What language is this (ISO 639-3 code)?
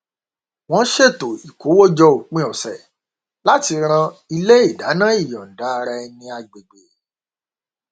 yor